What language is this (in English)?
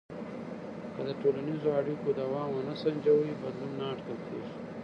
Pashto